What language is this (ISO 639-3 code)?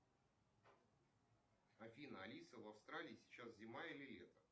rus